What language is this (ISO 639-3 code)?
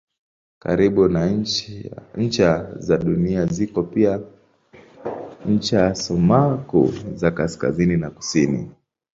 swa